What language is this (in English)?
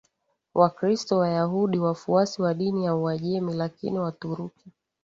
Swahili